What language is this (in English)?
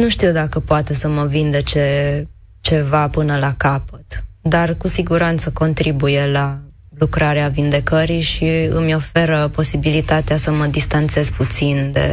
Romanian